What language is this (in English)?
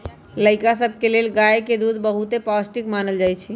Magahi